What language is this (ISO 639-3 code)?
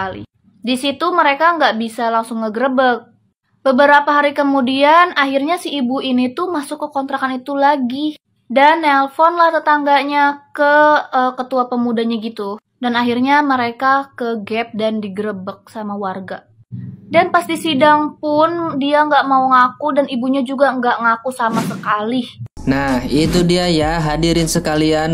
ind